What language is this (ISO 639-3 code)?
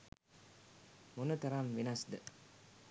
sin